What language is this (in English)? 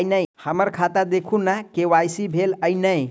Maithili